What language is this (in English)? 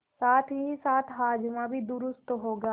Hindi